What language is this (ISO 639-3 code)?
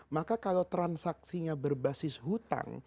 ind